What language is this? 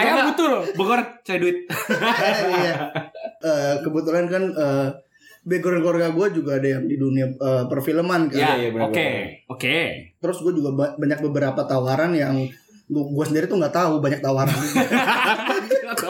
Indonesian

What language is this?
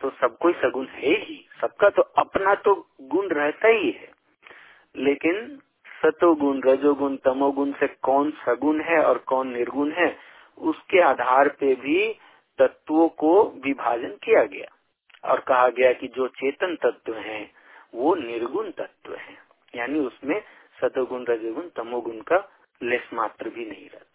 Hindi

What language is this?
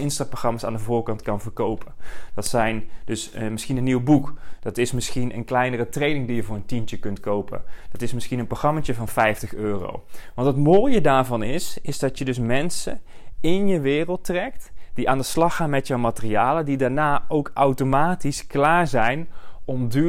Dutch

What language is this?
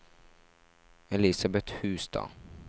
Norwegian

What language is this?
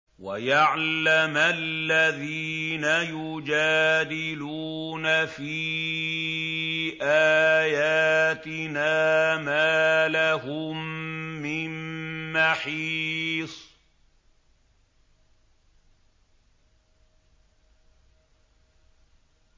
Arabic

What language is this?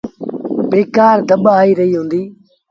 Sindhi Bhil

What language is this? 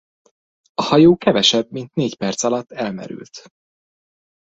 Hungarian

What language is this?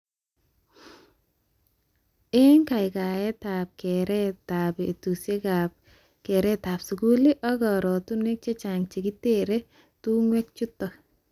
Kalenjin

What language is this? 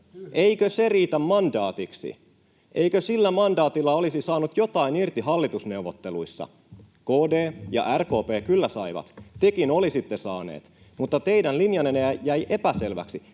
Finnish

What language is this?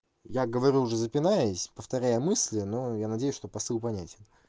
Russian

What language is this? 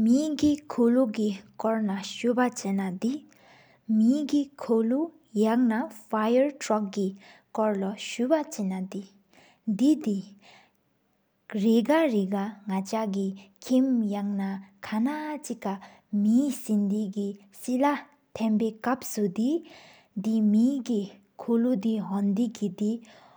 Sikkimese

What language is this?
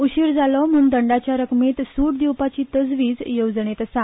Konkani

